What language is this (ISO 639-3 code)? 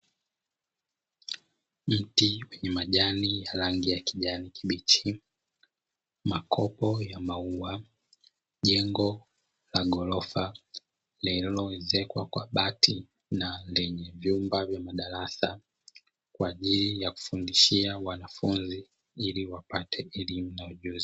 swa